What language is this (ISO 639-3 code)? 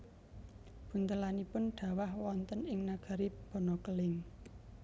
jav